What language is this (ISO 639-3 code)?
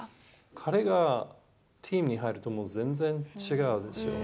jpn